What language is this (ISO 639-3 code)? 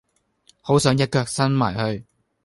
yue